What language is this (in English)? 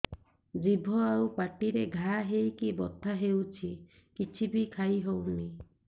Odia